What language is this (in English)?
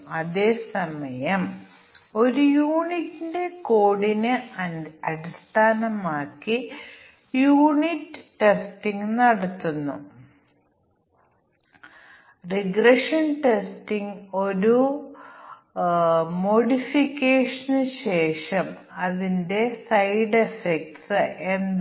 Malayalam